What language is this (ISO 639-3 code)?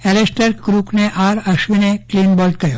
guj